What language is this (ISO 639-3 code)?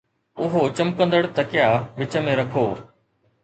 snd